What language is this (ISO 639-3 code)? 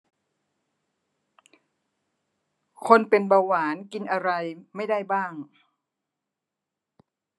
tha